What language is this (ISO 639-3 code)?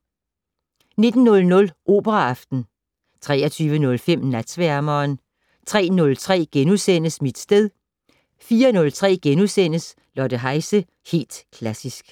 dan